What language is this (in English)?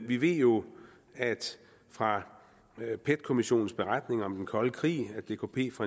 Danish